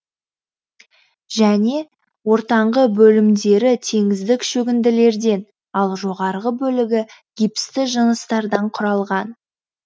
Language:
Kazakh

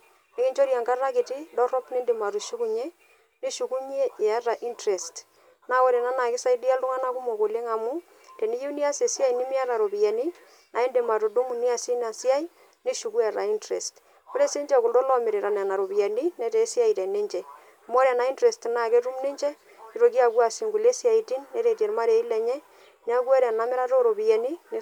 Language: Masai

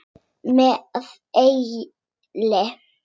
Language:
Icelandic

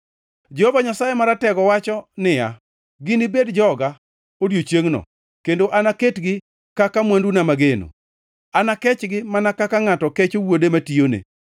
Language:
Luo (Kenya and Tanzania)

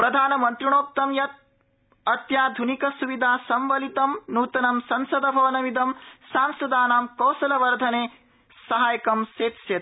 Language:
Sanskrit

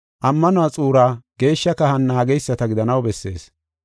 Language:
Gofa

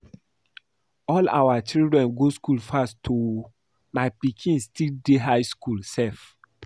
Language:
Nigerian Pidgin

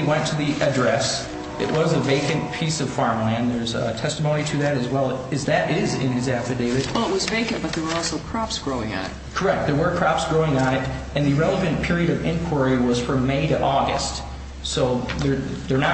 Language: English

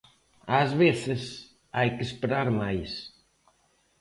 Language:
Galician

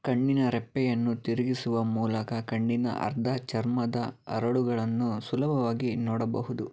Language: Kannada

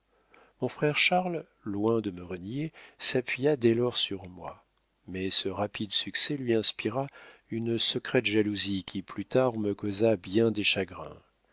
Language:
French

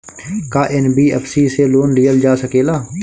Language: Bhojpuri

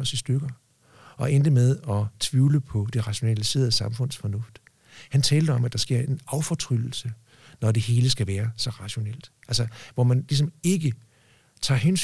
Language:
Danish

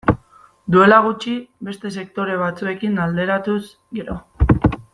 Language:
Basque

